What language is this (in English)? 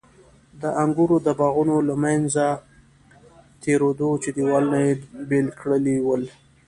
Pashto